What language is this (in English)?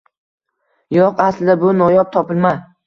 Uzbek